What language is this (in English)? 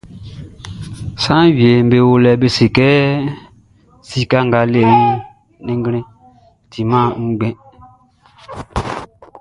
Baoulé